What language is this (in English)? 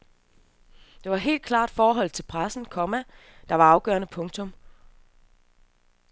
Danish